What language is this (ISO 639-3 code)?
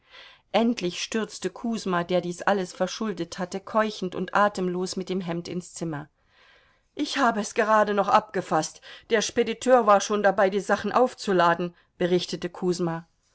deu